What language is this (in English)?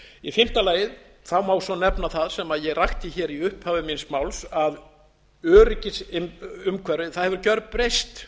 Icelandic